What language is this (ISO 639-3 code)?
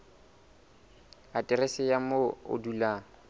sot